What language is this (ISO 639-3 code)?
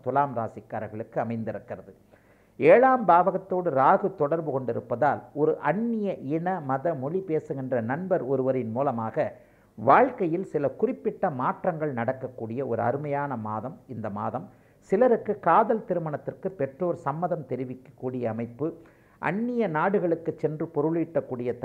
tam